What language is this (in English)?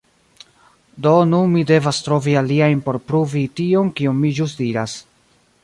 Esperanto